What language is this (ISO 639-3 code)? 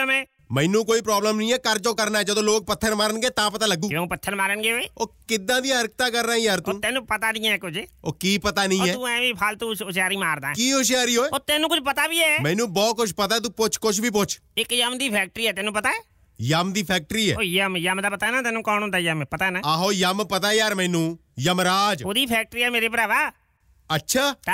pan